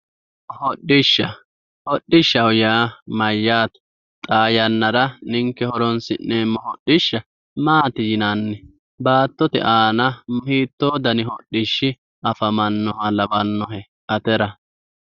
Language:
Sidamo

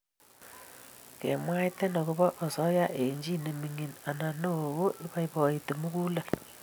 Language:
Kalenjin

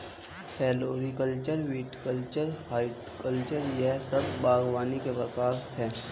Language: Hindi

